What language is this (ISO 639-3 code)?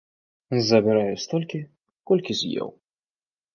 bel